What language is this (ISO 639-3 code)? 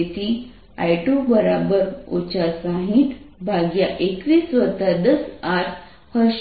guj